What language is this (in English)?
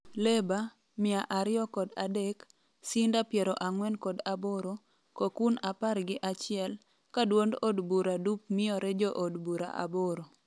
Luo (Kenya and Tanzania)